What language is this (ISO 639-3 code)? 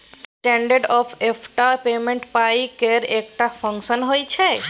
mai